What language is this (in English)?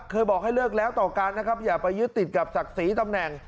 Thai